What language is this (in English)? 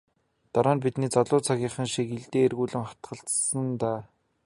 Mongolian